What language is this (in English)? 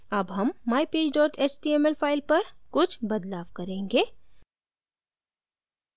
Hindi